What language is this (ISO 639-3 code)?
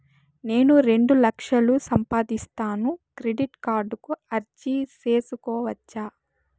tel